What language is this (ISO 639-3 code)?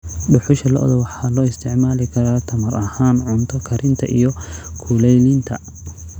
som